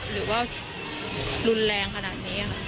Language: Thai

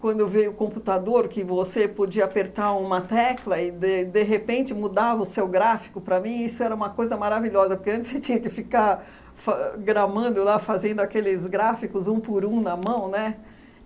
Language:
Portuguese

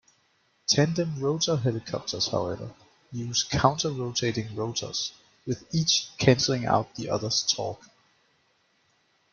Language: English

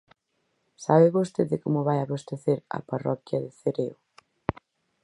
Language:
Galician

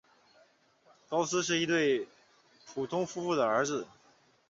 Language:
Chinese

